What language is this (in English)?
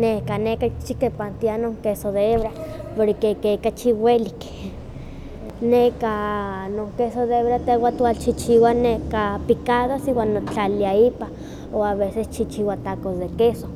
Huaxcaleca Nahuatl